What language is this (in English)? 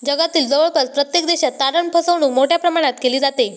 Marathi